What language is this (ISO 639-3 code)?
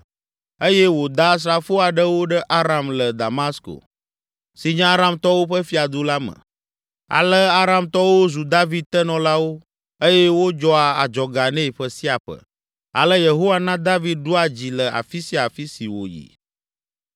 ewe